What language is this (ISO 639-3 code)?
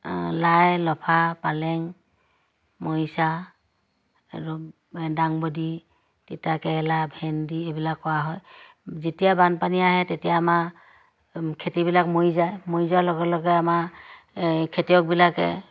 asm